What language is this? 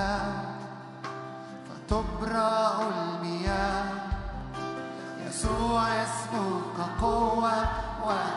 Arabic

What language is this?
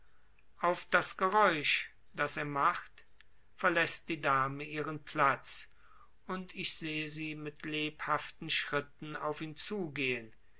German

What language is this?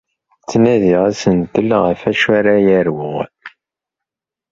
Kabyle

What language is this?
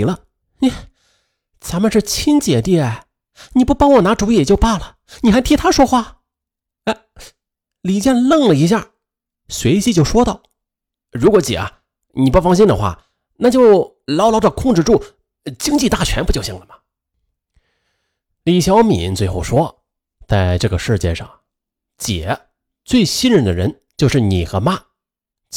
Chinese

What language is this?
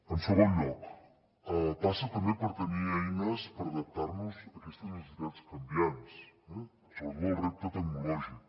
Catalan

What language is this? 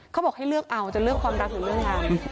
Thai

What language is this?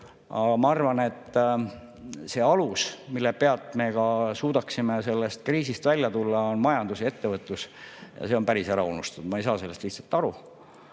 Estonian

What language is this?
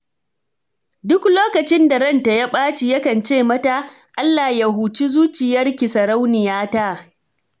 Hausa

